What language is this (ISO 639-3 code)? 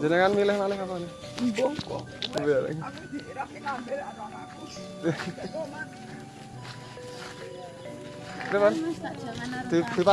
ind